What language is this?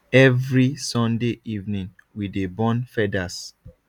Nigerian Pidgin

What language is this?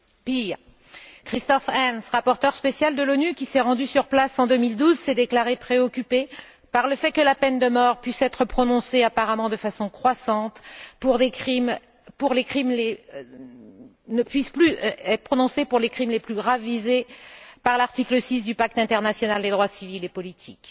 French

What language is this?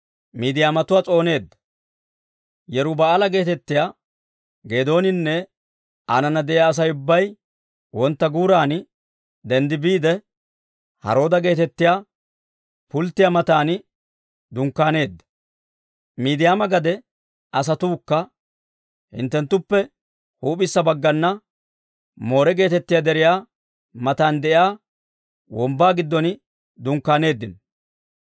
Dawro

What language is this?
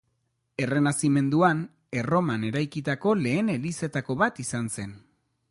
Basque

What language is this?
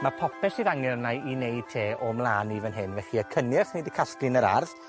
Welsh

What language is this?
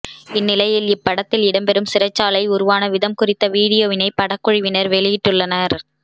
Tamil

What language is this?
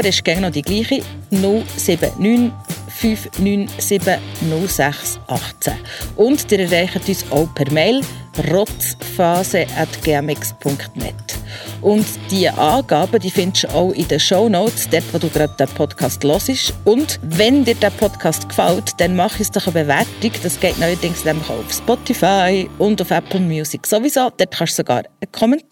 German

